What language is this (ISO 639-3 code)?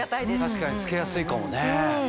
jpn